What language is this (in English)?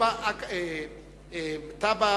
Hebrew